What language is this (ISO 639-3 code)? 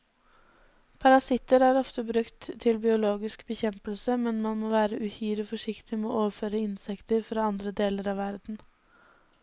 nor